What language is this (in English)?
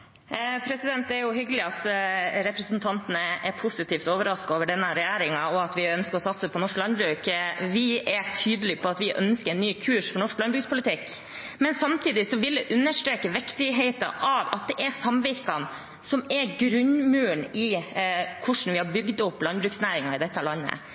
Norwegian Bokmål